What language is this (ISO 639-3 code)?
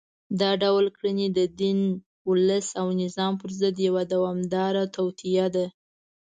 pus